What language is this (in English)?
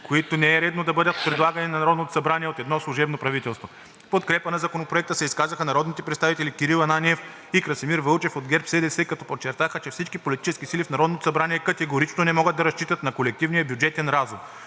Bulgarian